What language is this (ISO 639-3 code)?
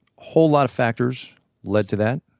eng